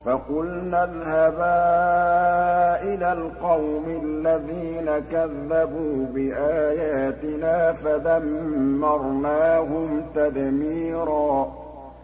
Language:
Arabic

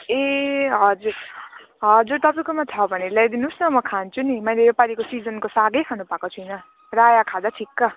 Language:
Nepali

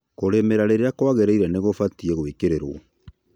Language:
Kikuyu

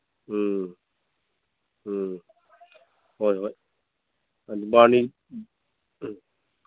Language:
Manipuri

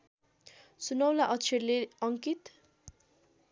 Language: Nepali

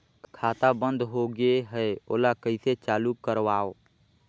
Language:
Chhattisgarhi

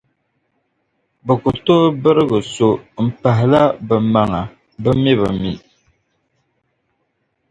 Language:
Dagbani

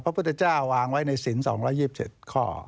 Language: Thai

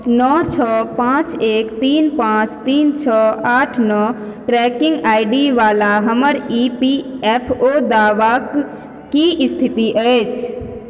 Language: Maithili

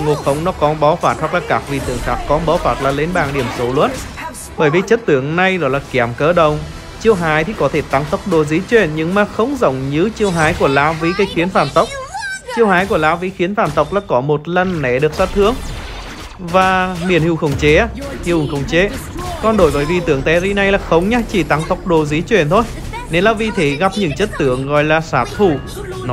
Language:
Vietnamese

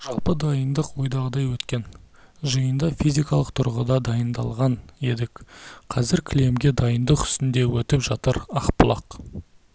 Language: Kazakh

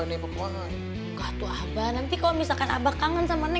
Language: Indonesian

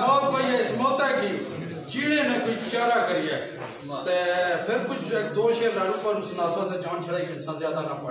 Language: Turkish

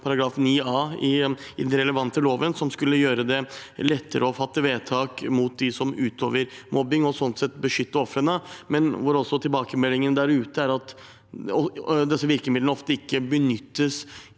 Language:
Norwegian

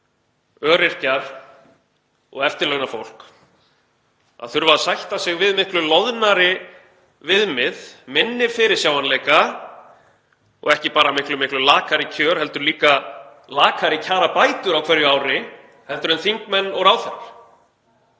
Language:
Icelandic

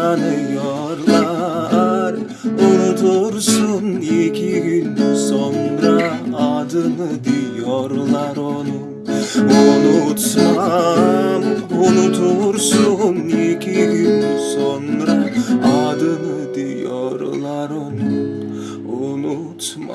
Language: Turkish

